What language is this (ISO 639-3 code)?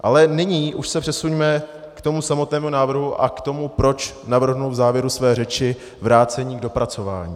ces